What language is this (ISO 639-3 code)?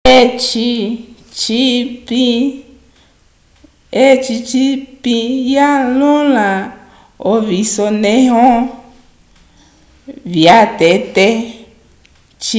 umb